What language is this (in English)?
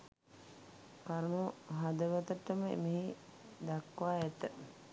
Sinhala